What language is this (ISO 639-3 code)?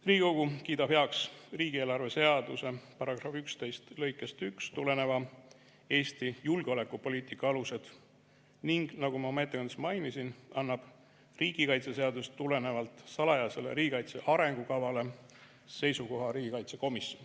est